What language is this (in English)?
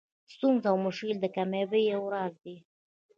Pashto